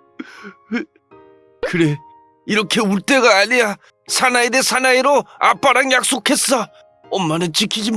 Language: Korean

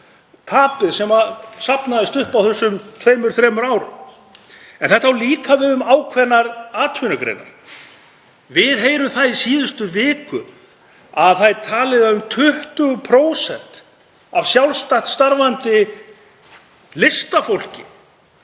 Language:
Icelandic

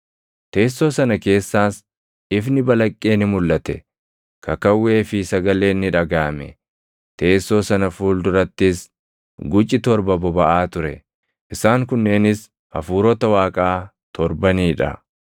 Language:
Oromo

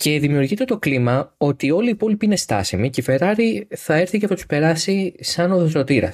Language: Greek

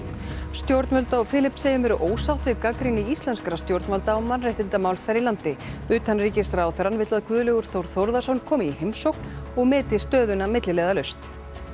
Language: Icelandic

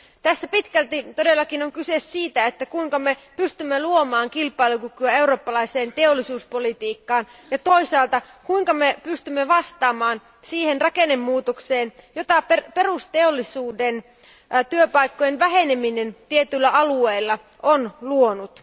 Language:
Finnish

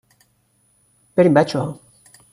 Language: Persian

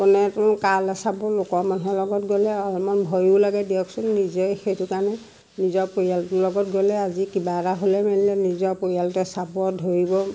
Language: Assamese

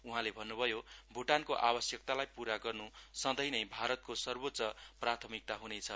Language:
Nepali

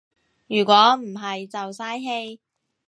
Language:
Cantonese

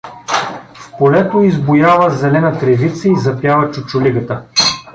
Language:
Bulgarian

